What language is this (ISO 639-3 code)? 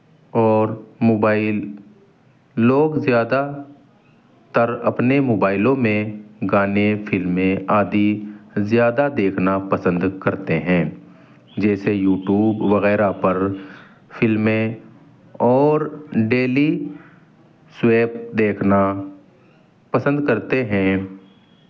urd